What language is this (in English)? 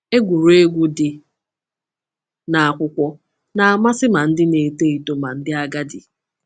Igbo